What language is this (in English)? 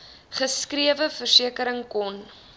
Afrikaans